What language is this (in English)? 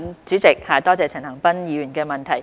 Cantonese